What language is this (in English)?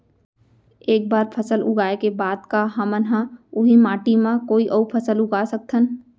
Chhattisgarhi